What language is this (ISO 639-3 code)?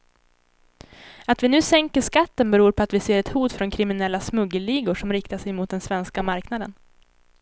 swe